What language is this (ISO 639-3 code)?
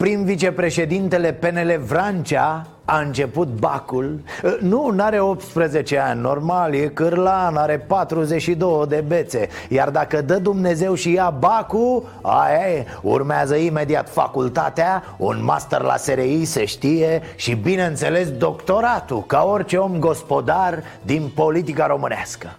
ron